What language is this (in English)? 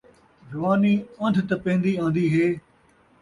Saraiki